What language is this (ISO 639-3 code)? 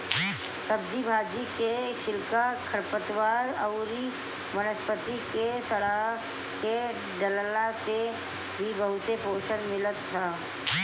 bho